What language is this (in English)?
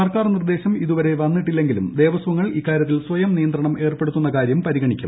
Malayalam